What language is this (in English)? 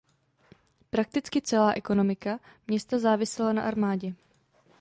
Czech